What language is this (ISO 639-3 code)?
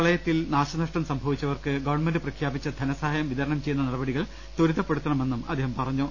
mal